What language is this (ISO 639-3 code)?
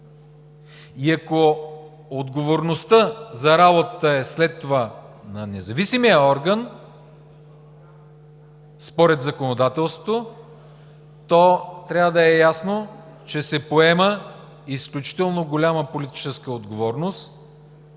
bul